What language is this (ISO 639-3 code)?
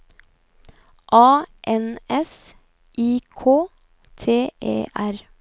nor